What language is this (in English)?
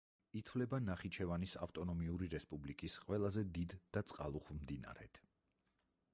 Georgian